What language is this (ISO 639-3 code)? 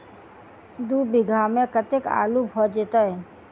mai